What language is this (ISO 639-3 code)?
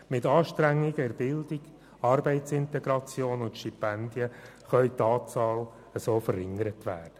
gsw